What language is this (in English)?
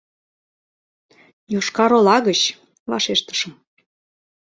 Mari